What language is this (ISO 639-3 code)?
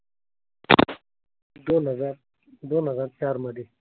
mar